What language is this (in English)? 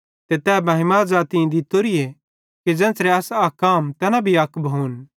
Bhadrawahi